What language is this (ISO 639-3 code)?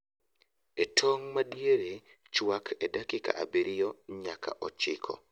luo